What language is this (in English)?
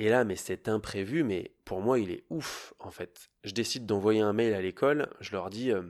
French